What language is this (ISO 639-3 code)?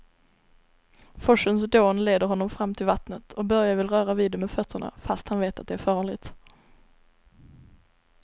swe